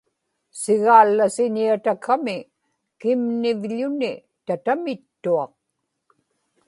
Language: Inupiaq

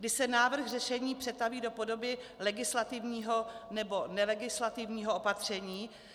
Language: Czech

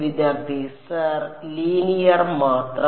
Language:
Malayalam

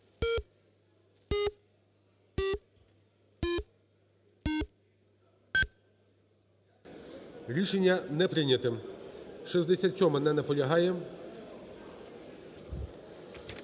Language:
Ukrainian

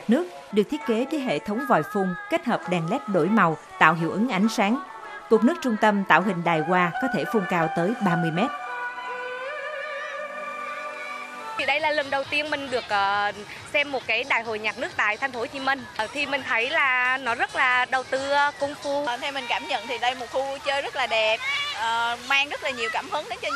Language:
Vietnamese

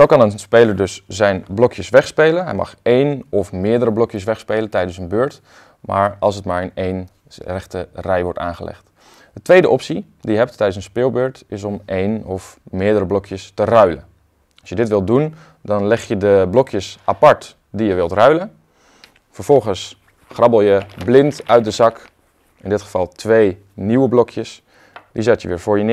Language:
Dutch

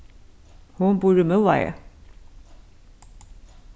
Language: Faroese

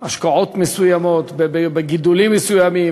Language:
Hebrew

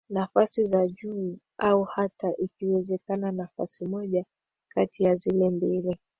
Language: Swahili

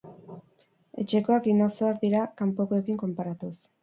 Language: Basque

